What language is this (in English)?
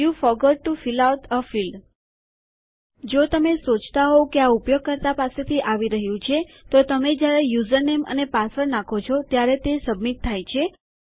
Gujarati